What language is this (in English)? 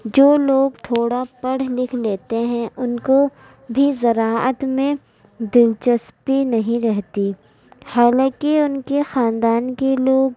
Urdu